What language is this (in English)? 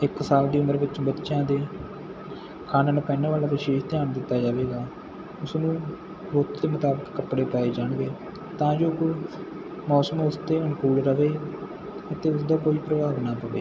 Punjabi